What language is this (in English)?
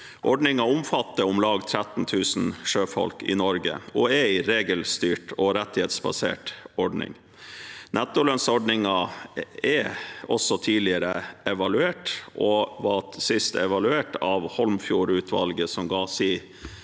Norwegian